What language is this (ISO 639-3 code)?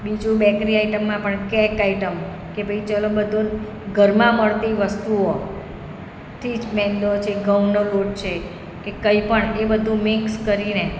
guj